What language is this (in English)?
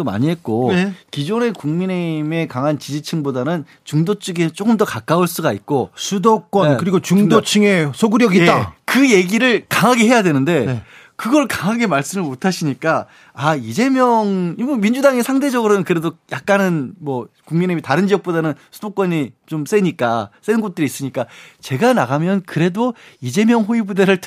Korean